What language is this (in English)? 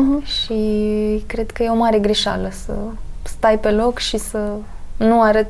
Romanian